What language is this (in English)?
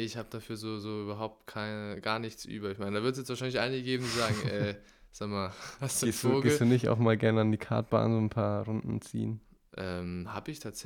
German